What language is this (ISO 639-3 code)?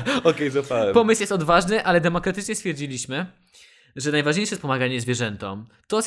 pol